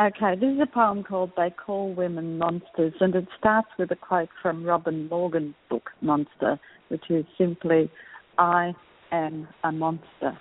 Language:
English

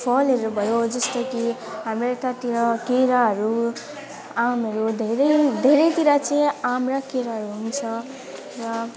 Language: Nepali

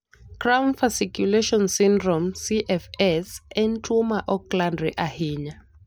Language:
Luo (Kenya and Tanzania)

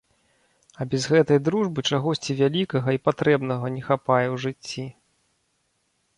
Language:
Belarusian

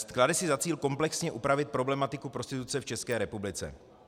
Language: Czech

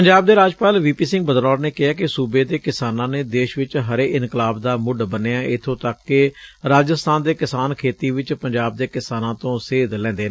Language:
Punjabi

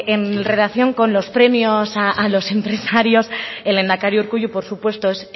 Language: Spanish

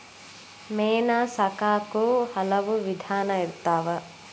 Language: Kannada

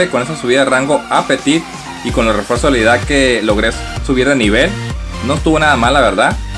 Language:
Spanish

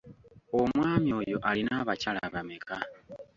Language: Ganda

